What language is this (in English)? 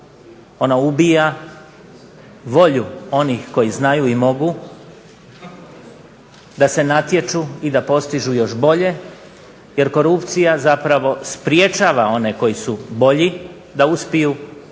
Croatian